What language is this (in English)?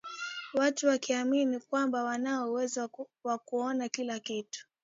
Swahili